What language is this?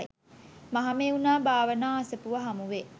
Sinhala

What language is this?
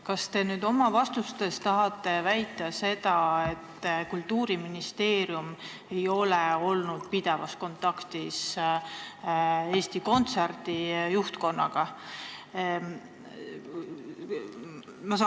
Estonian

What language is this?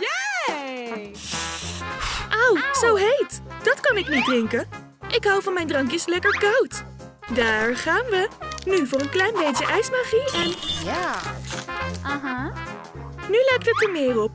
Dutch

